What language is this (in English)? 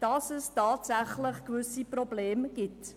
Swiss German